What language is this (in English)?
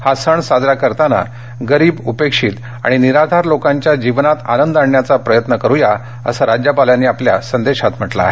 Marathi